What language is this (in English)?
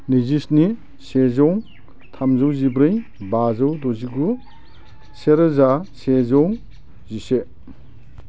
Bodo